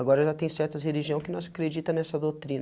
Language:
Portuguese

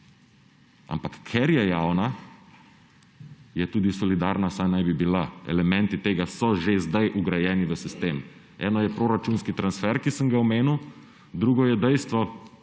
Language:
Slovenian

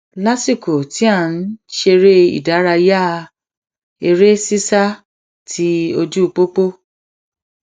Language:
Yoruba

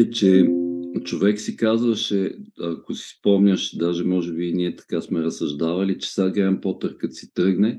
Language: Bulgarian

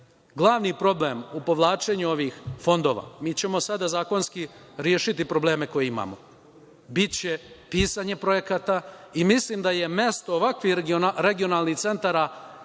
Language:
Serbian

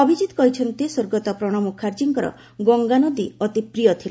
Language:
Odia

